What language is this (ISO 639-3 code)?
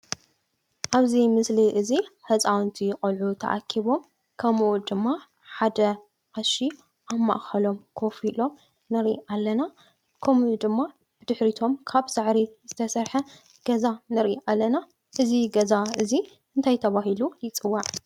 tir